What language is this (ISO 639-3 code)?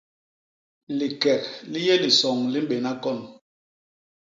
bas